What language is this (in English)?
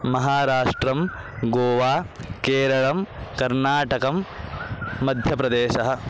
Sanskrit